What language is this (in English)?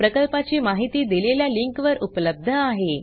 Marathi